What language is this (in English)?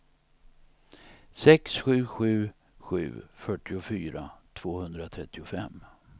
Swedish